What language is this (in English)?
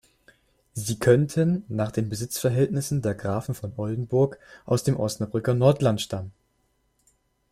German